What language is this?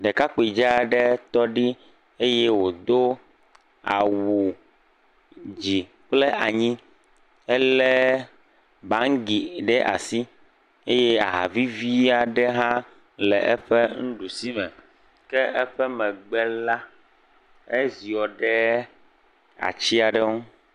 Ewe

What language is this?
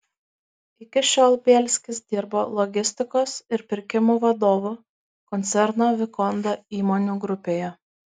Lithuanian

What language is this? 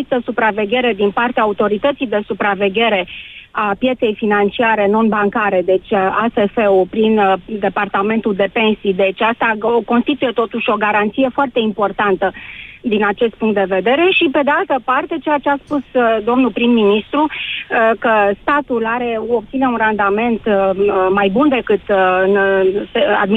Romanian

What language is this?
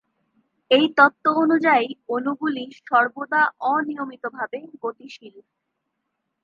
Bangla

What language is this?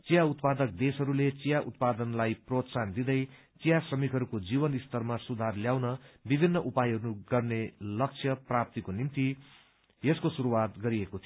Nepali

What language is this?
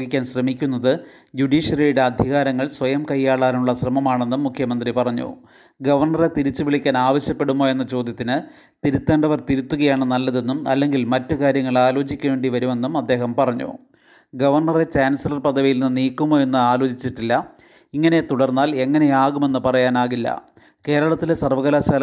Malayalam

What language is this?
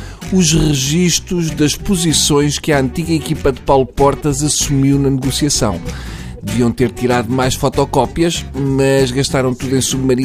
Portuguese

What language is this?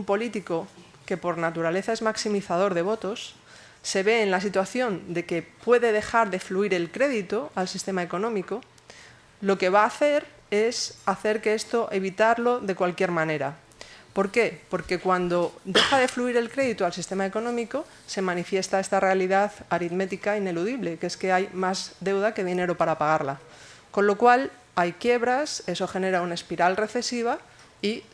Spanish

